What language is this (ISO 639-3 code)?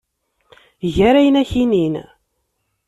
kab